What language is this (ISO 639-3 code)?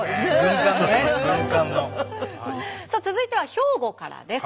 jpn